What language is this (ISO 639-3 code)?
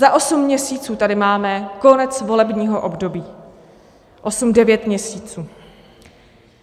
ces